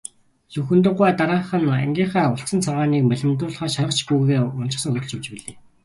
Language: Mongolian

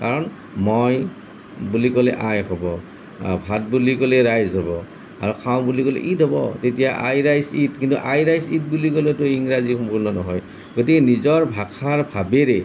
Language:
Assamese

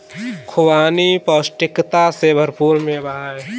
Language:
Hindi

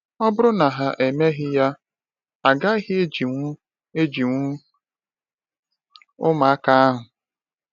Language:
Igbo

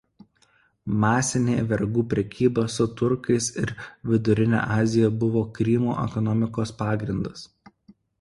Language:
Lithuanian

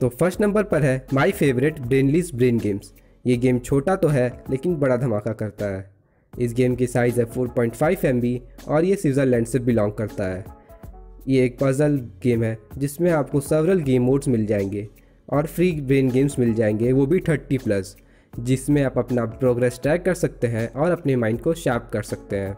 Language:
Hindi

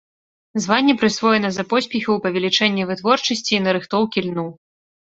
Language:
Belarusian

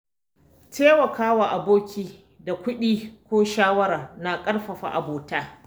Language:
Hausa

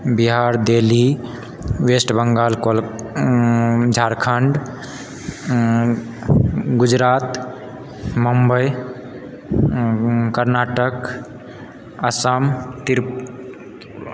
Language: Maithili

